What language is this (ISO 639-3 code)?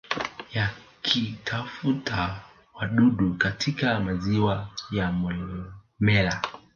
swa